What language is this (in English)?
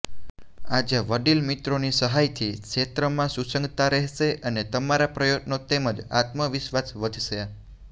Gujarati